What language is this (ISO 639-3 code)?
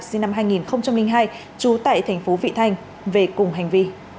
vie